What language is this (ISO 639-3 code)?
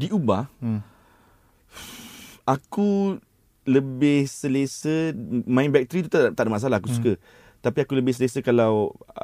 msa